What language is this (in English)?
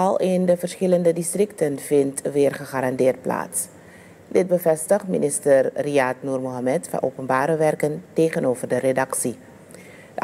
Dutch